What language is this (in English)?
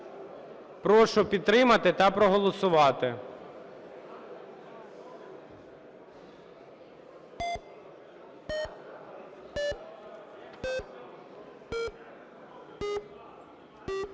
Ukrainian